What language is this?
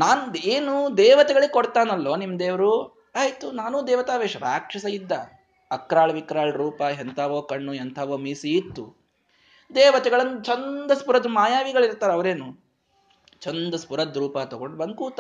Kannada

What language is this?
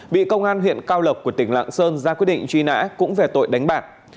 Vietnamese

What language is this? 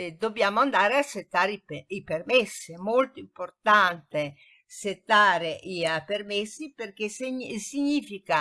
Italian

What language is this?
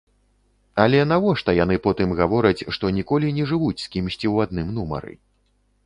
Belarusian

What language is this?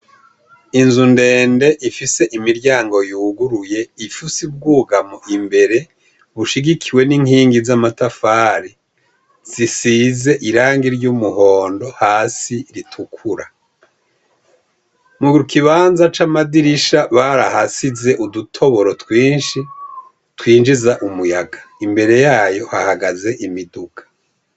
Rundi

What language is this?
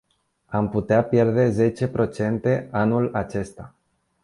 Romanian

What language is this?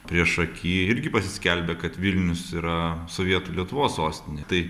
Lithuanian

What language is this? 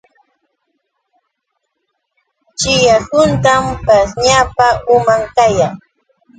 Yauyos Quechua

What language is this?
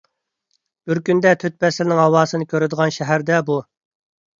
Uyghur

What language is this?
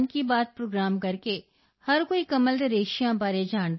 Punjabi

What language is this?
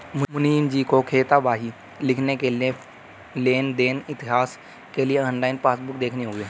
Hindi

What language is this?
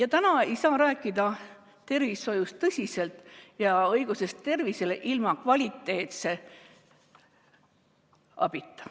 Estonian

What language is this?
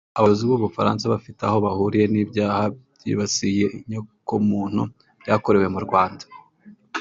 Kinyarwanda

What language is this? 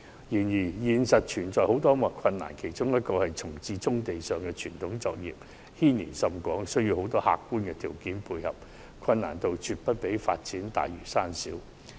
Cantonese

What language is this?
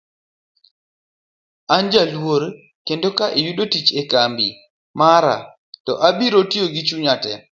Luo (Kenya and Tanzania)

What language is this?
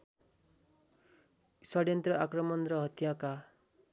Nepali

